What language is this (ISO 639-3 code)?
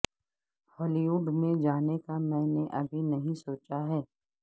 urd